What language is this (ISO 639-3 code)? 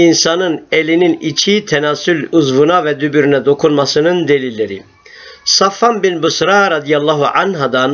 tur